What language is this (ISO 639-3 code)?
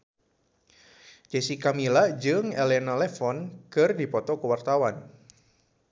sun